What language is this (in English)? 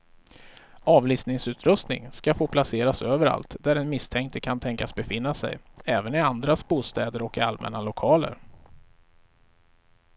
Swedish